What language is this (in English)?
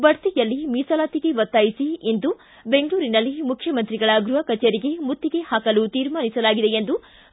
Kannada